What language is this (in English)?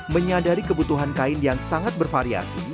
Indonesian